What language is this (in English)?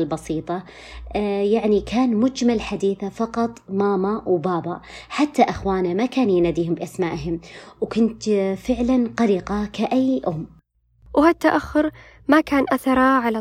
Arabic